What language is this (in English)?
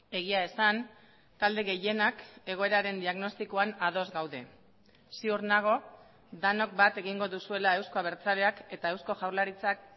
Basque